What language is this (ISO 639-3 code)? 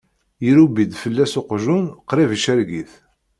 kab